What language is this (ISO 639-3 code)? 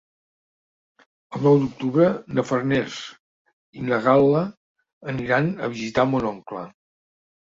cat